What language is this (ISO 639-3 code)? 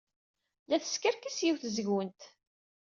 kab